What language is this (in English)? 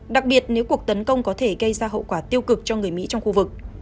Vietnamese